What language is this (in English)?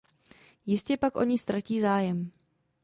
Czech